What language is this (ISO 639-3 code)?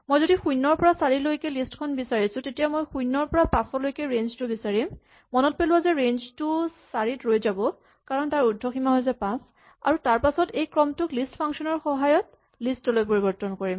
asm